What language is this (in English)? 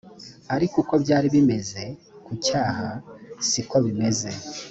Kinyarwanda